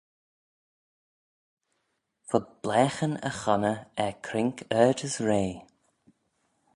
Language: Manx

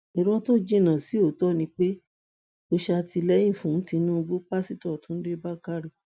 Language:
Yoruba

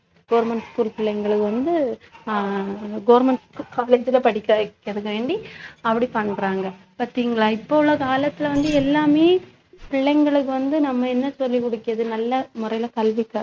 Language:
Tamil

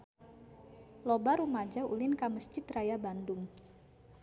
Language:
Sundanese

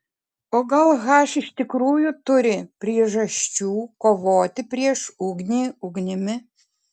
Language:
Lithuanian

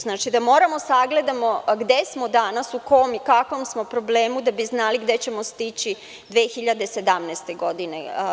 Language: Serbian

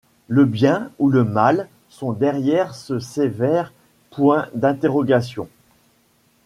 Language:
French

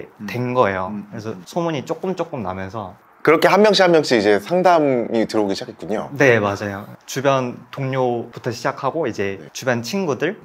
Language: Korean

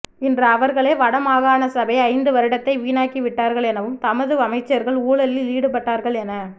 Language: Tamil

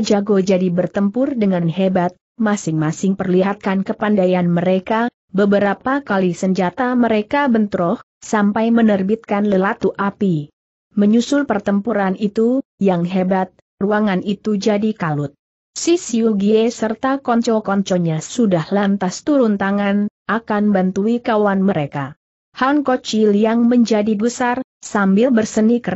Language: Indonesian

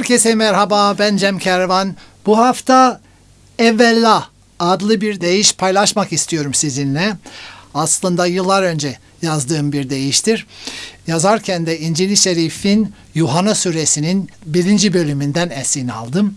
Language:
Turkish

